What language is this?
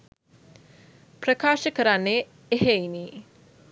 Sinhala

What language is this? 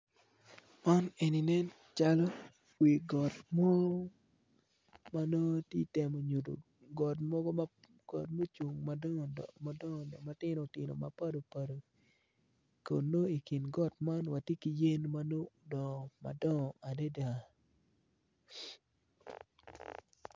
Acoli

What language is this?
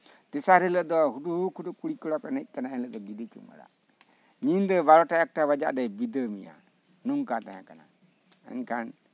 Santali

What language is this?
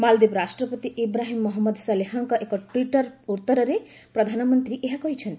Odia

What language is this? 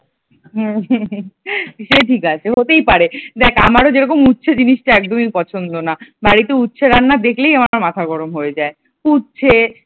Bangla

